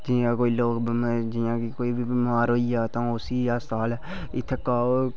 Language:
Dogri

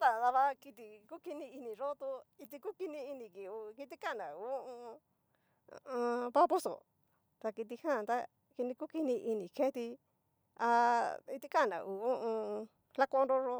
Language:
Cacaloxtepec Mixtec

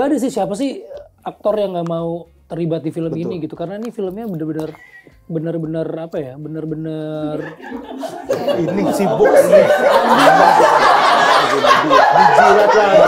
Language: Indonesian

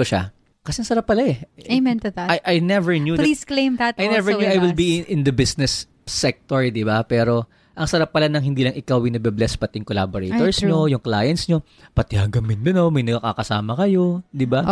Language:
Filipino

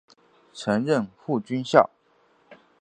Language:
Chinese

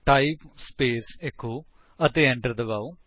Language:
Punjabi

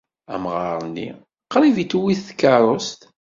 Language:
Kabyle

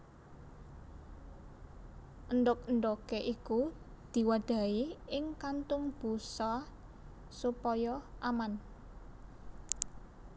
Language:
Javanese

